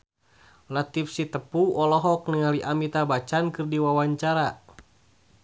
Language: Sundanese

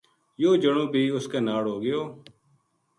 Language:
Gujari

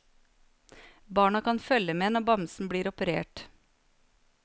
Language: Norwegian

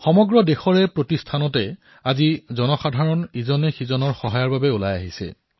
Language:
Assamese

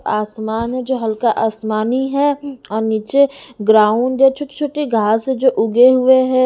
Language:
Hindi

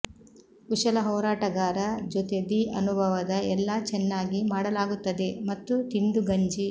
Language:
Kannada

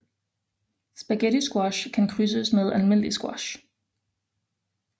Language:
Danish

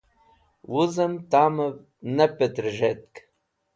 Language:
Wakhi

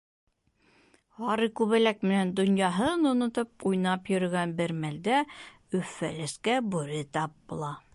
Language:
Bashkir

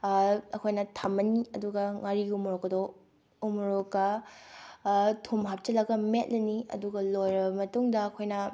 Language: Manipuri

